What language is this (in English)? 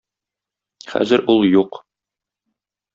Tatar